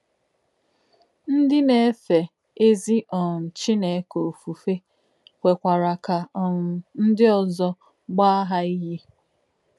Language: Igbo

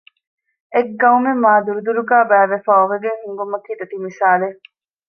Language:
Divehi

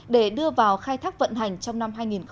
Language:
Vietnamese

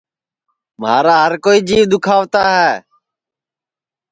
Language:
Sansi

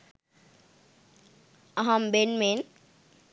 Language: Sinhala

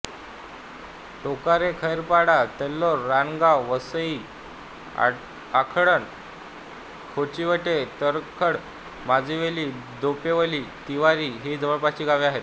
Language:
Marathi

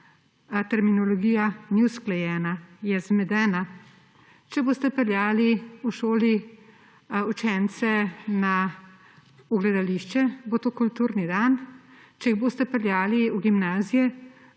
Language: Slovenian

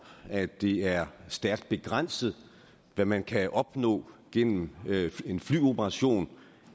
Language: Danish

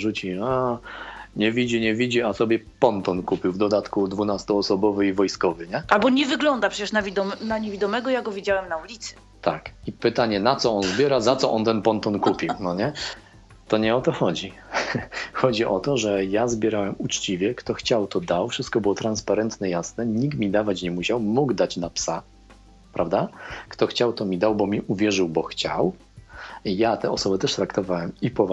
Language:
Polish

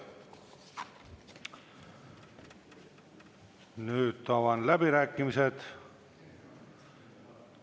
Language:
Estonian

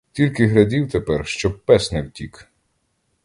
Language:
Ukrainian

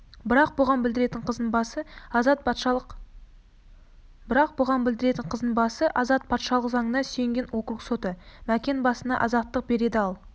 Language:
Kazakh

